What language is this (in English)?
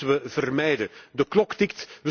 Dutch